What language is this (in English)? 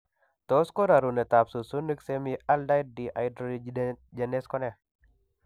Kalenjin